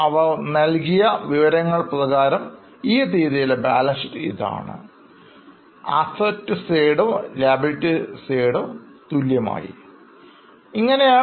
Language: Malayalam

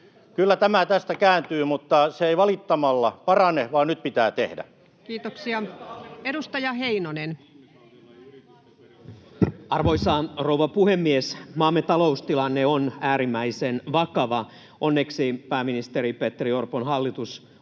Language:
Finnish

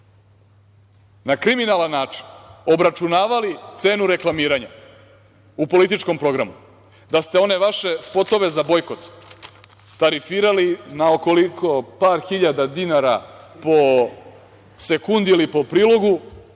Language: Serbian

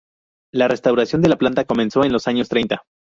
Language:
Spanish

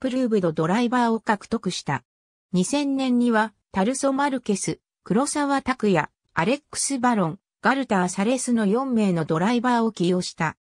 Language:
Japanese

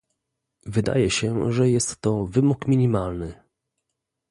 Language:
Polish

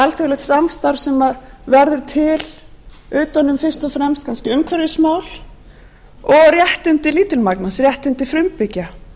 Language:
Icelandic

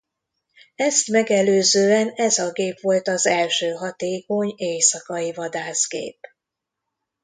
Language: Hungarian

